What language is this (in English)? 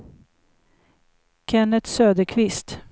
Swedish